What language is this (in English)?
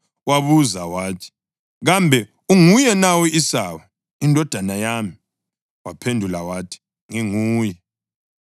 North Ndebele